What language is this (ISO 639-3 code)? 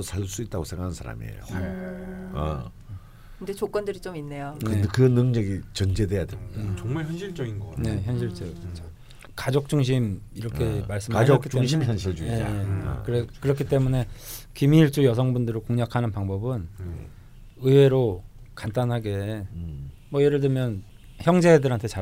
kor